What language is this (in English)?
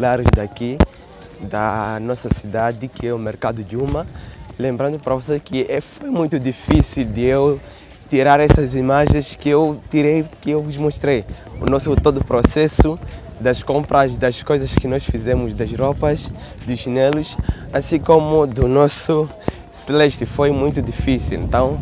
Portuguese